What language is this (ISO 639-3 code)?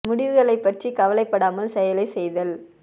tam